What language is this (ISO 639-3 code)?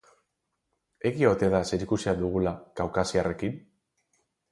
eus